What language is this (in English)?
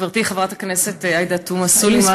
Hebrew